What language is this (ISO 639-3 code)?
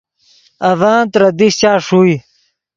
ydg